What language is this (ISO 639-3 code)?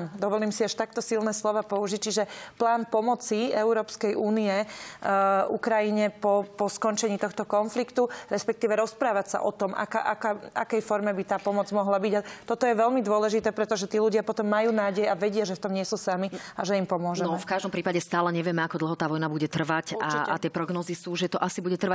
slk